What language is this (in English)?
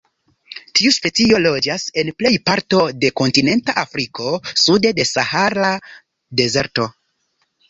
Esperanto